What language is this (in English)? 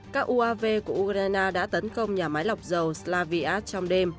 Vietnamese